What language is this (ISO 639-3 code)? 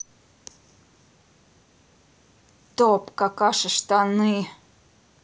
rus